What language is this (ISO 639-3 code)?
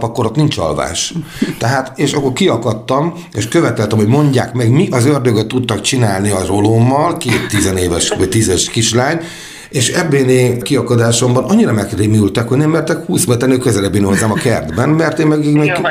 hun